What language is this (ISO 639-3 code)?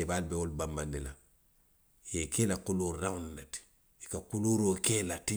mlq